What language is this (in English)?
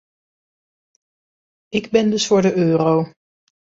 Dutch